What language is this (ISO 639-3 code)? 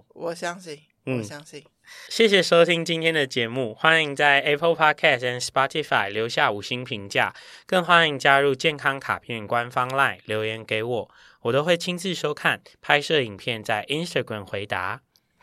zho